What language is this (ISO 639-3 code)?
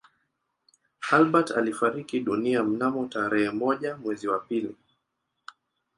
swa